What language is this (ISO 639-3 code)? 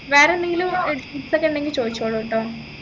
mal